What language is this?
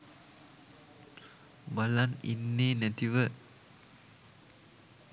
Sinhala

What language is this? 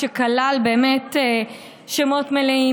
Hebrew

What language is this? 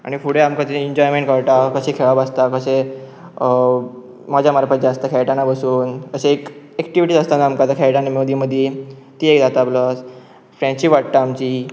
Konkani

